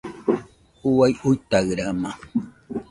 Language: Nüpode Huitoto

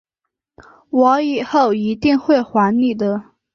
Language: Chinese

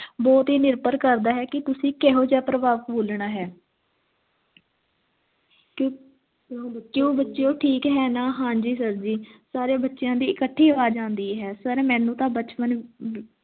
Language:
Punjabi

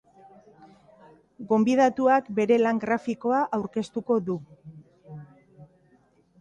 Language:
Basque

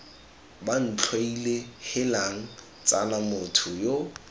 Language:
Tswana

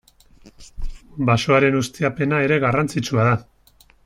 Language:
Basque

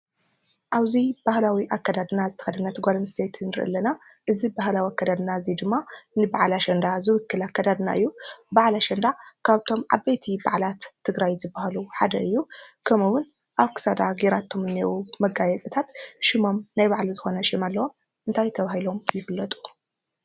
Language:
Tigrinya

